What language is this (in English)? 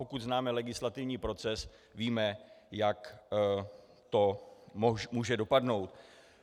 Czech